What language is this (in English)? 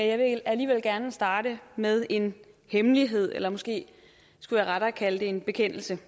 Danish